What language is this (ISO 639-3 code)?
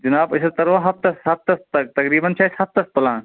kas